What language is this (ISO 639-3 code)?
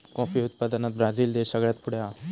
mar